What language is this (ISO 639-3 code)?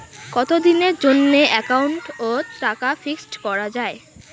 ben